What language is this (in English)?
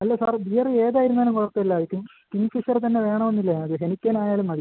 Malayalam